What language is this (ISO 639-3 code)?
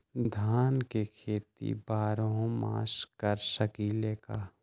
mag